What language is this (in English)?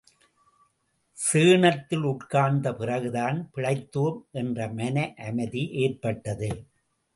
Tamil